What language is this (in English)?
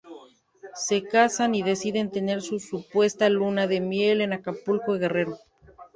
Spanish